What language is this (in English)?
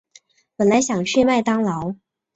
Chinese